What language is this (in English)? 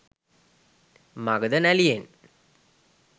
Sinhala